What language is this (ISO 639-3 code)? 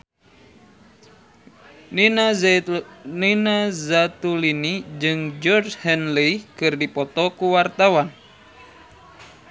sun